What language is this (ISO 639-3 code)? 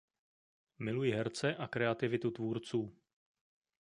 ces